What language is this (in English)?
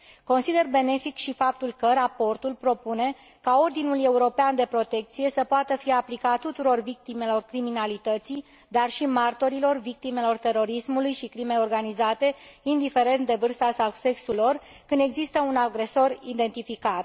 Romanian